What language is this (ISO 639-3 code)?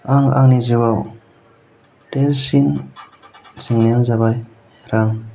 brx